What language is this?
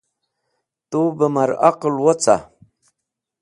Wakhi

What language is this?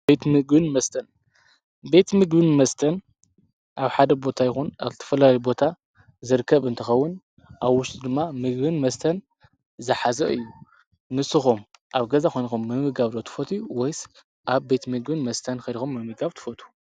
Tigrinya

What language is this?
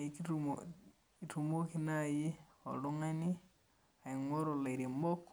Masai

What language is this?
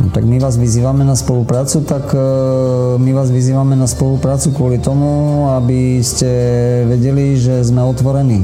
Slovak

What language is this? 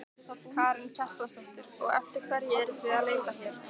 Icelandic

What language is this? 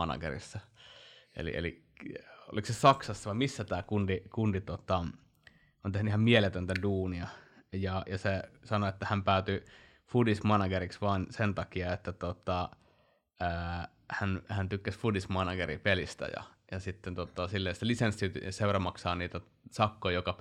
Finnish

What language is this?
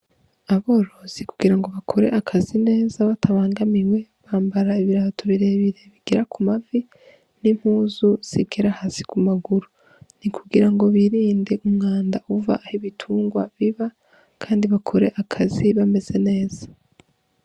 Rundi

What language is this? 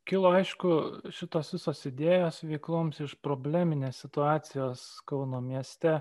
Lithuanian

